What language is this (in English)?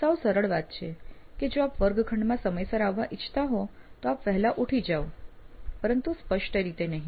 Gujarati